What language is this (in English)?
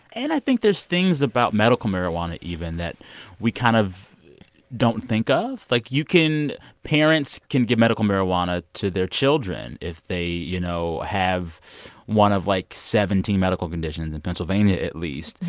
English